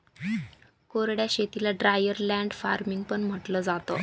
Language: Marathi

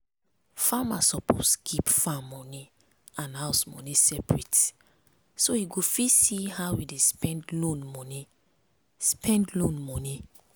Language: Nigerian Pidgin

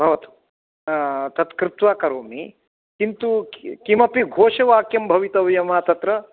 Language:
Sanskrit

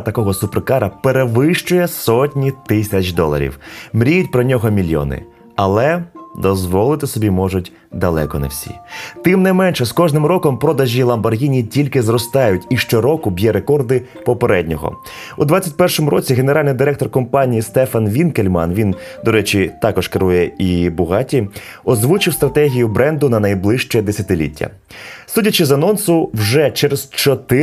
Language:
Ukrainian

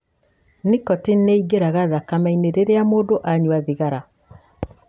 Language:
Kikuyu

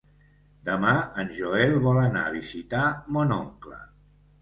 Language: Catalan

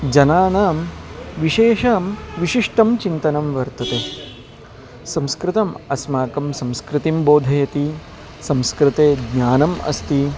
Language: Sanskrit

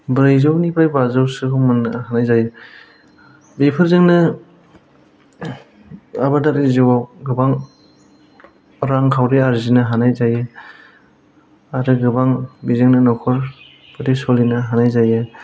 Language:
Bodo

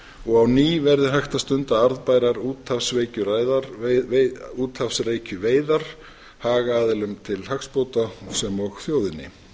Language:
Icelandic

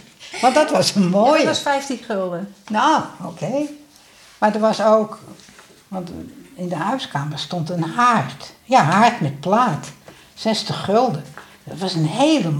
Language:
Dutch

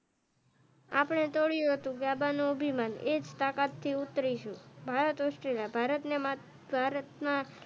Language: Gujarati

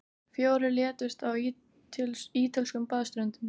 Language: Icelandic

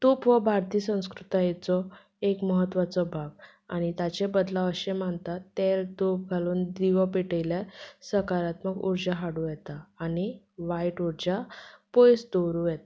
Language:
Konkani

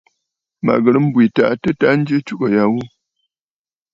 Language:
Bafut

